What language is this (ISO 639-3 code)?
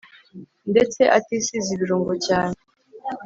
kin